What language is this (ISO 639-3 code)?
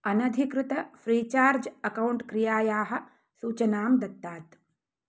san